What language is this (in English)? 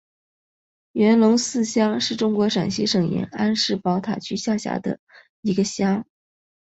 Chinese